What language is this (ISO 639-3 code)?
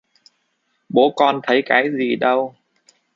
vie